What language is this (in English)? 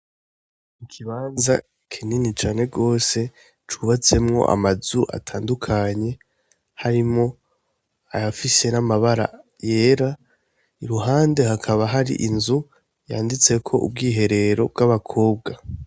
Rundi